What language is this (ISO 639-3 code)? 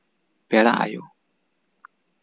sat